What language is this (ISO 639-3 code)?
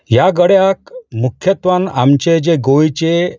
kok